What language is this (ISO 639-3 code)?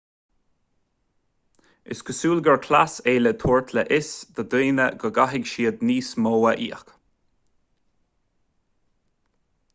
gle